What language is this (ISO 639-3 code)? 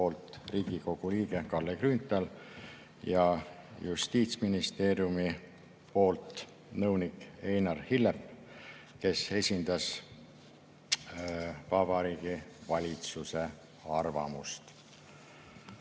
est